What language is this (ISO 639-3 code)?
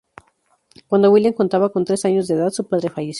spa